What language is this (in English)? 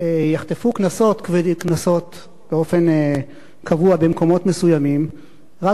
Hebrew